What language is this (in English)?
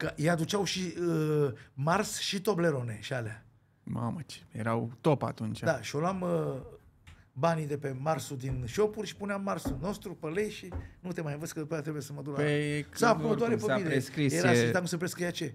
Romanian